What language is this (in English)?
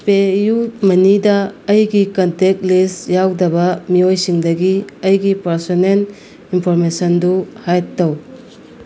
Manipuri